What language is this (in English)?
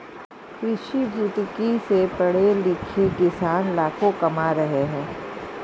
Hindi